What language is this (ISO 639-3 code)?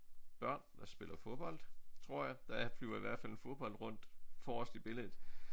dan